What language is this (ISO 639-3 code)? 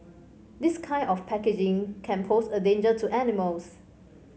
eng